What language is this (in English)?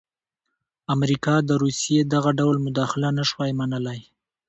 Pashto